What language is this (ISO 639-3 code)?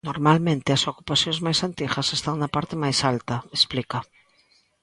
glg